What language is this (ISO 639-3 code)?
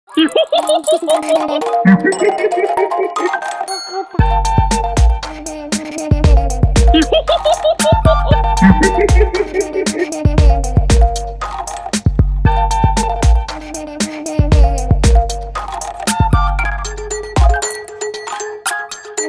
ara